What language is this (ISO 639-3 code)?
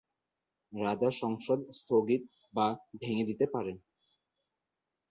ben